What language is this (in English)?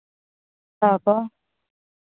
Santali